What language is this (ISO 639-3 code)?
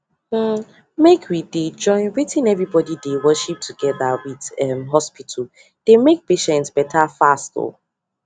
pcm